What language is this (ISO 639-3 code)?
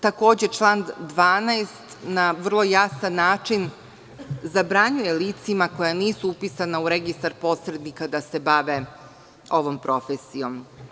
srp